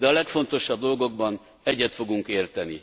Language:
Hungarian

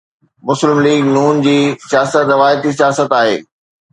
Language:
Sindhi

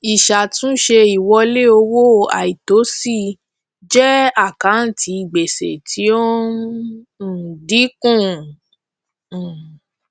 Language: Yoruba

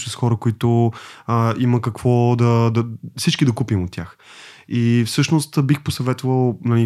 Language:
Bulgarian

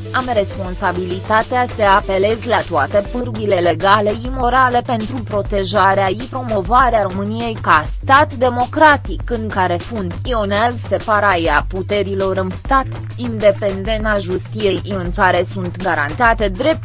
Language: Romanian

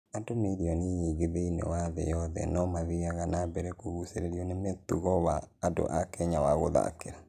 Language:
Kikuyu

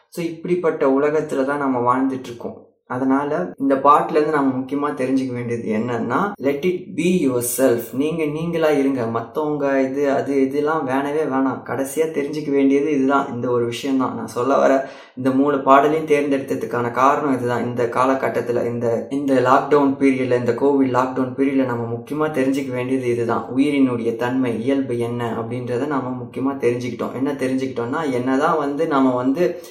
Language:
Tamil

